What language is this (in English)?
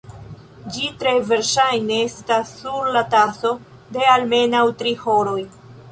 Esperanto